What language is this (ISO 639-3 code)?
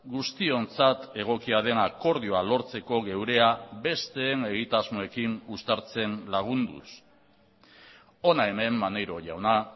eus